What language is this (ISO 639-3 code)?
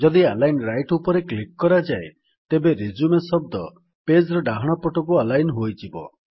ori